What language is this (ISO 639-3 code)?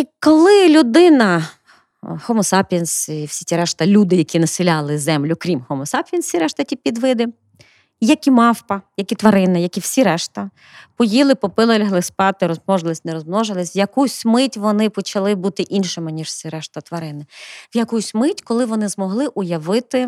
ukr